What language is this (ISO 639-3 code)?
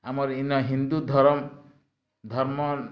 ori